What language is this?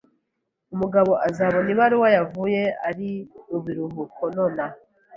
Kinyarwanda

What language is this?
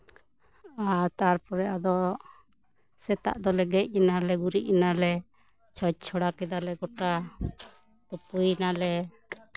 Santali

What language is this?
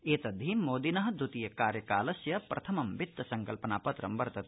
Sanskrit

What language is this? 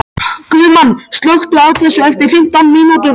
Icelandic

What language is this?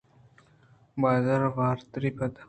Eastern Balochi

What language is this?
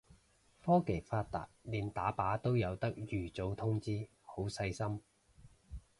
Cantonese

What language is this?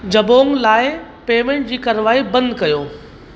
Sindhi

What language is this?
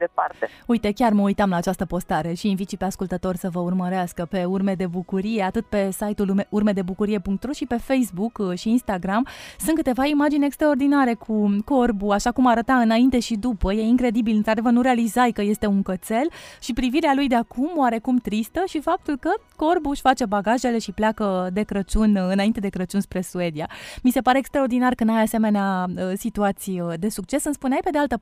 Romanian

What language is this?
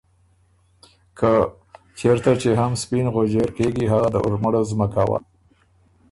Ormuri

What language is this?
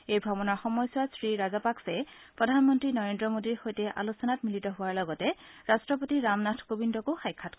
Assamese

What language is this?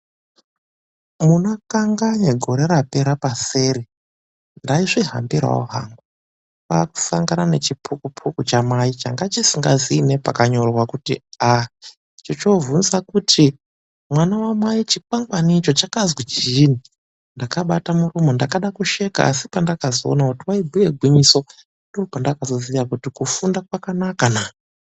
Ndau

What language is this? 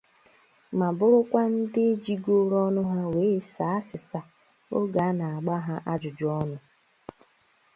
Igbo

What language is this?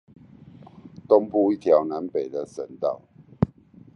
Chinese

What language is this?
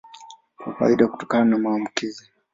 Swahili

